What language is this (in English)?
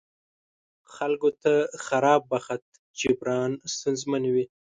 Pashto